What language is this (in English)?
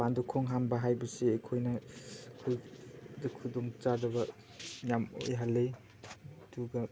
Manipuri